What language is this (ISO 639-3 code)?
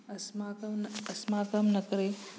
san